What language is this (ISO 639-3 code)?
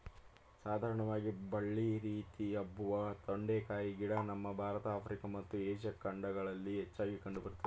kan